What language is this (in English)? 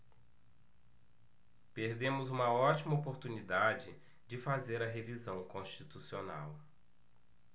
Portuguese